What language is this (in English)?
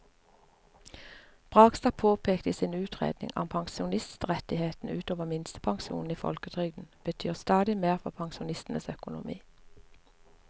Norwegian